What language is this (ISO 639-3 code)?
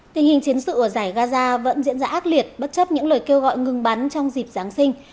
vie